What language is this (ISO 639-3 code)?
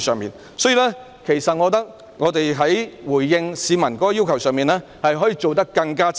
yue